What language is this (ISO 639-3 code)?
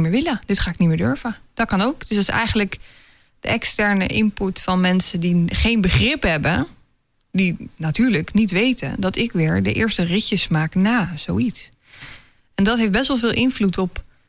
nld